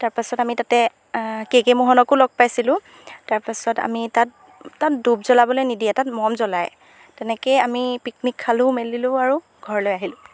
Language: Assamese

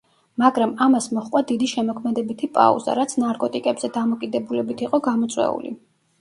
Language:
Georgian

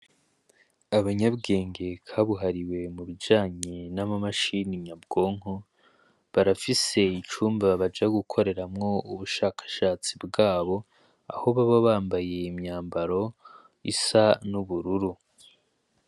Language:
Rundi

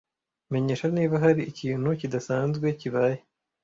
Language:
Kinyarwanda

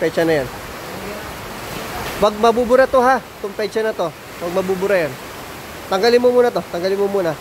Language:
Filipino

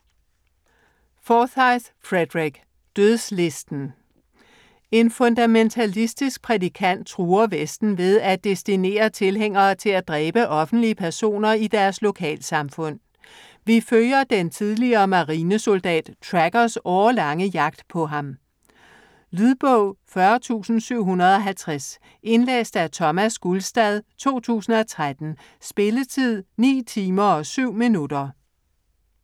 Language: Danish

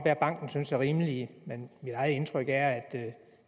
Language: Danish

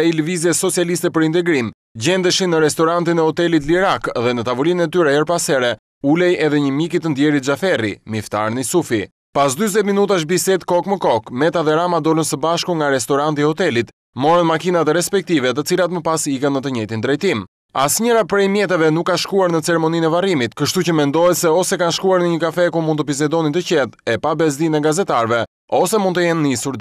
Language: Romanian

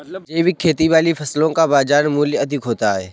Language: Hindi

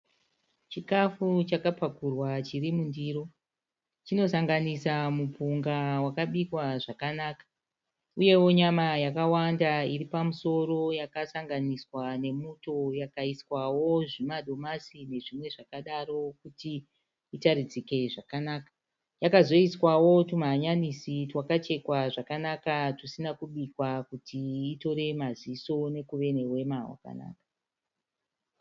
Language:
Shona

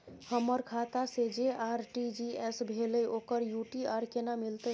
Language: Maithili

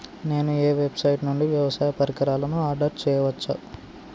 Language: Telugu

